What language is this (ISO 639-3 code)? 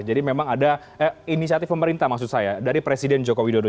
ind